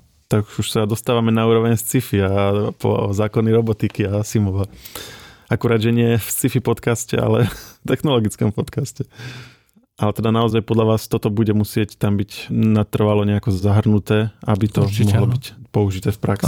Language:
Slovak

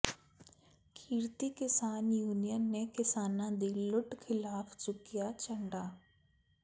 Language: Punjabi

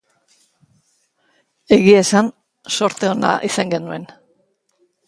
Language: Basque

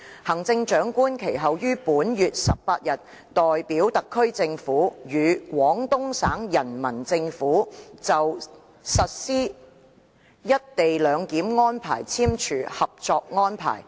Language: Cantonese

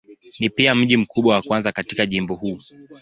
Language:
Swahili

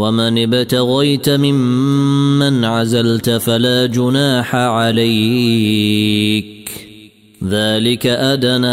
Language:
Arabic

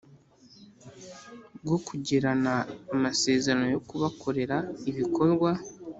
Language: Kinyarwanda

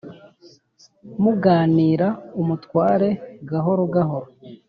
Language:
Kinyarwanda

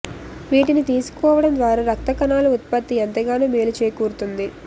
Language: Telugu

